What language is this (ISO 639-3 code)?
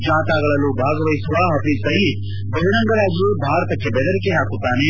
kan